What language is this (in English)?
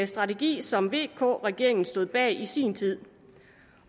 Danish